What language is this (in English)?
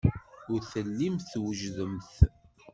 Kabyle